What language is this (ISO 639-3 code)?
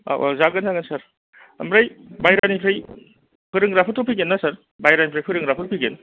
brx